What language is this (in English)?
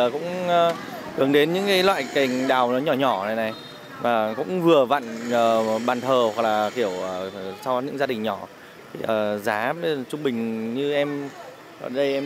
Vietnamese